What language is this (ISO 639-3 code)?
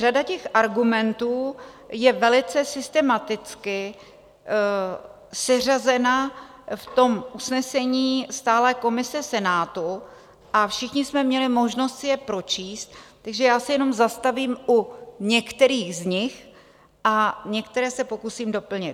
ces